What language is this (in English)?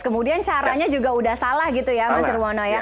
Indonesian